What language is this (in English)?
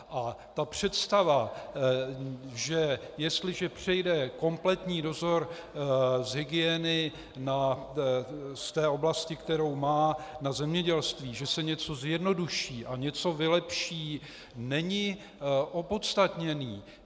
Czech